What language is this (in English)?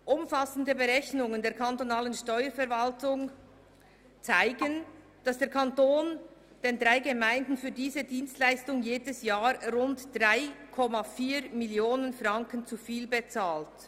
Swiss German